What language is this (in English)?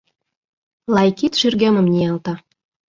Mari